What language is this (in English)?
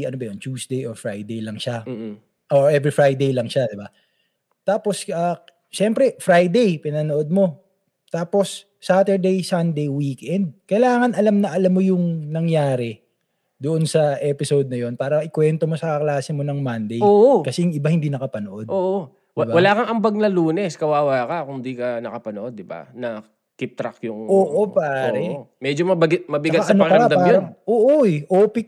Filipino